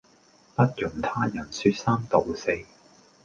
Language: Cantonese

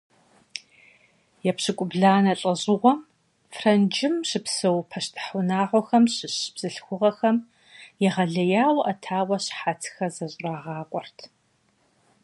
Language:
Kabardian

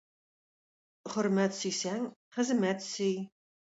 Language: Tatar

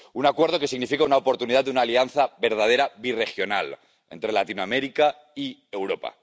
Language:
Spanish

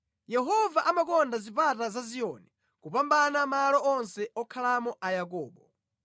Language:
Nyanja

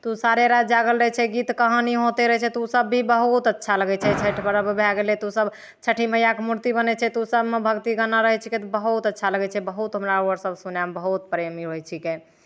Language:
Maithili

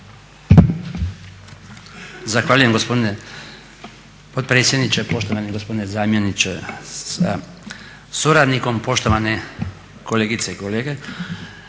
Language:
Croatian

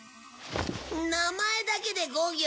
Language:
Japanese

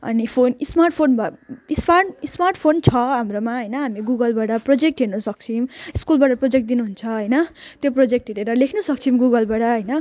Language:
Nepali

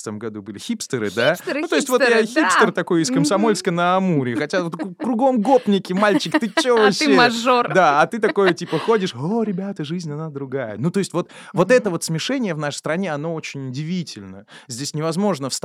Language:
Russian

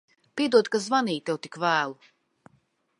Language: Latvian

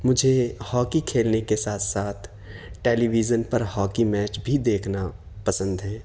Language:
Urdu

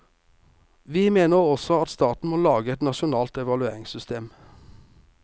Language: Norwegian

